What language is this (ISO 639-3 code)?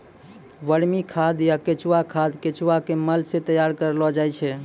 mai